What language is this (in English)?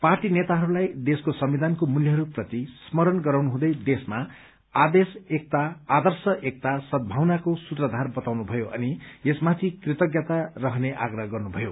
Nepali